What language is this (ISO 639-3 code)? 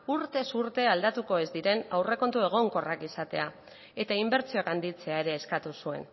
eus